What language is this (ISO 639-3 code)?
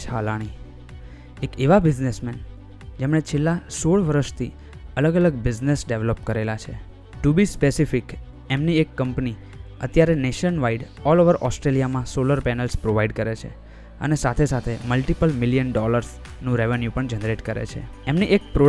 guj